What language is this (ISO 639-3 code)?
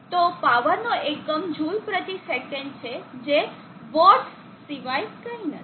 guj